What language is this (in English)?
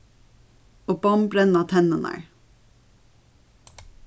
Faroese